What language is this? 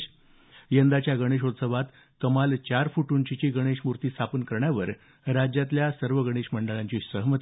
Marathi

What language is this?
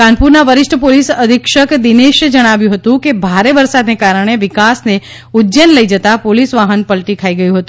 Gujarati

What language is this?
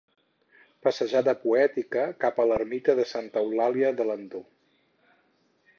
Catalan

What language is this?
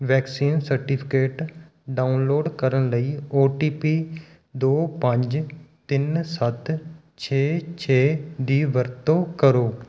Punjabi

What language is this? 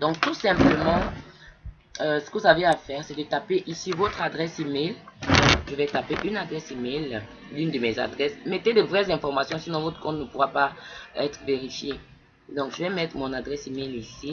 French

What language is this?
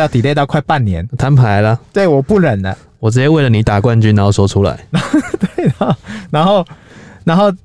Chinese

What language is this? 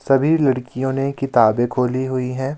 Hindi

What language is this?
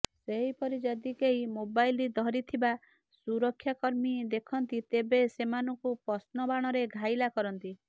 Odia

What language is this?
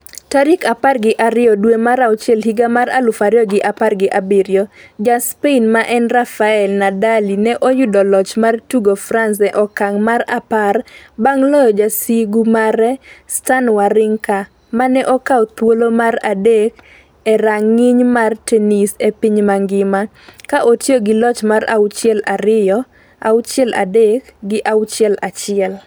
Luo (Kenya and Tanzania)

